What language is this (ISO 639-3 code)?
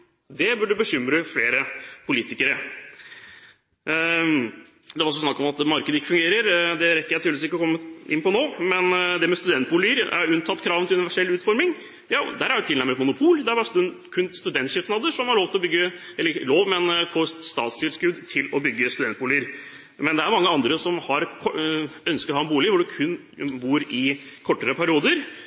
nob